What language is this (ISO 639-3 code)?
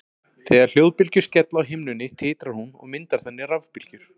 isl